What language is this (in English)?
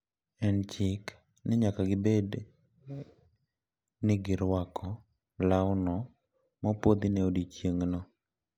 Luo (Kenya and Tanzania)